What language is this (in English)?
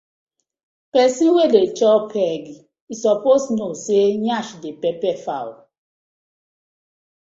Nigerian Pidgin